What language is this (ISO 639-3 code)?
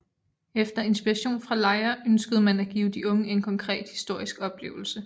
dan